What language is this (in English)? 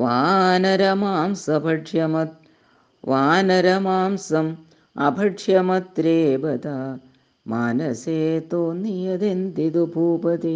Malayalam